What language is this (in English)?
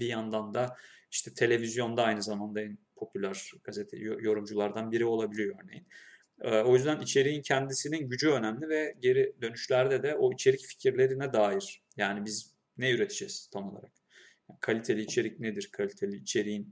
Turkish